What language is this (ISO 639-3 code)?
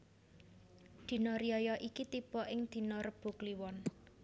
jav